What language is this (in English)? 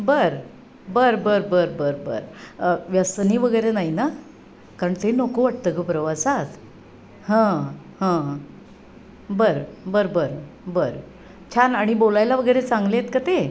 Marathi